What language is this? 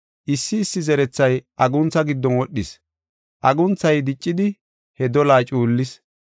Gofa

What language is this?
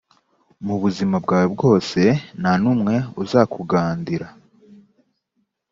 Kinyarwanda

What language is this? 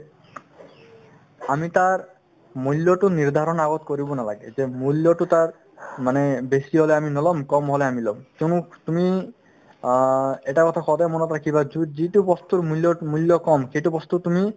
Assamese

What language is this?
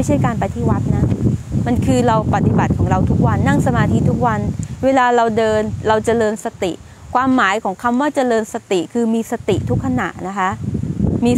Thai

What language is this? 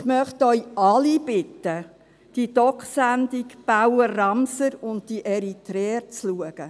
Swiss German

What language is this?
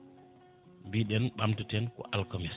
Fula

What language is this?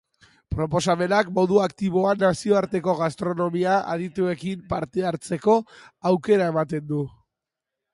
Basque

